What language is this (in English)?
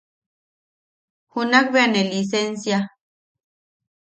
Yaqui